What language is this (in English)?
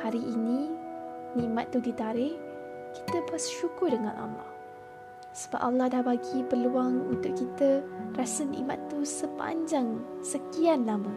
Malay